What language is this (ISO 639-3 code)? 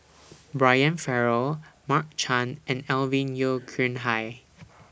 eng